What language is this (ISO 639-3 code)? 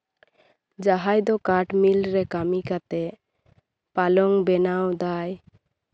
sat